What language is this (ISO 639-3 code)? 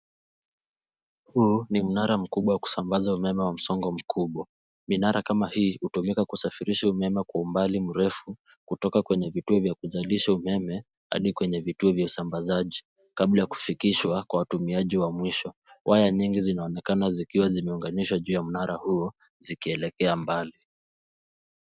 swa